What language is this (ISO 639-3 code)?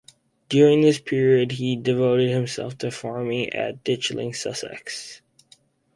eng